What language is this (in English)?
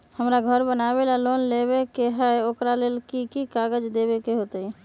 Magahi